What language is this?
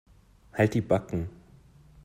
German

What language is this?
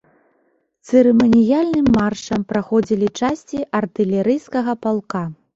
Belarusian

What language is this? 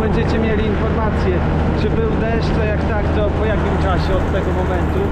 Polish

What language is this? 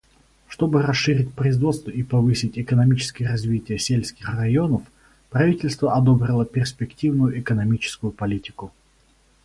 Russian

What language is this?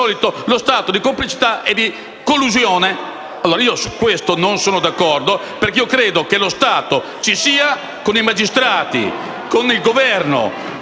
Italian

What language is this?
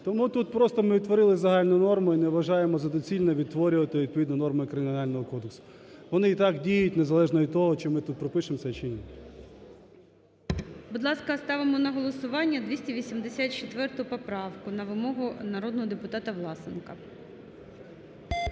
Ukrainian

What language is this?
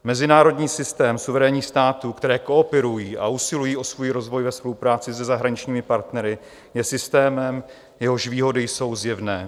Czech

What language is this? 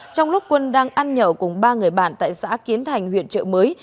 Vietnamese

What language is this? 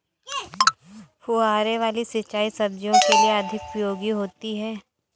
Hindi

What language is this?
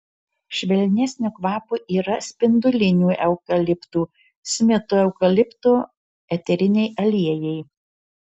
Lithuanian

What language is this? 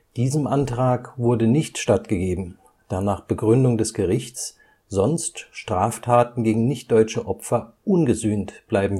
German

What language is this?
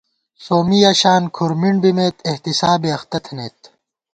Gawar-Bati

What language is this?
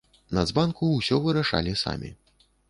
Belarusian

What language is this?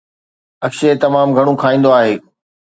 Sindhi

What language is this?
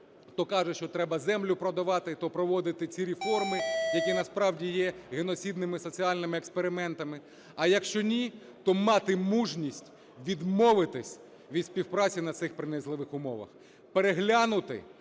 Ukrainian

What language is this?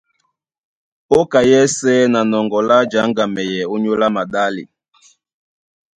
Duala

